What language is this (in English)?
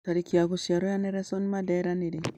Kikuyu